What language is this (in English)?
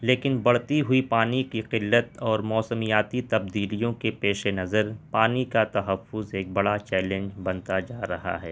Urdu